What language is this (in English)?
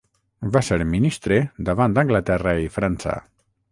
Catalan